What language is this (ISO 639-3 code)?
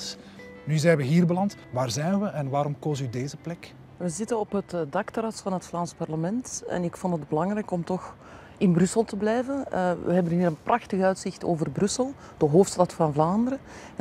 nld